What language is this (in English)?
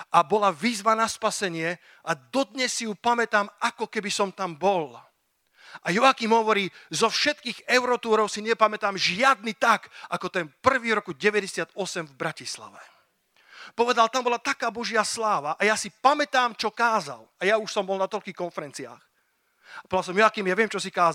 Slovak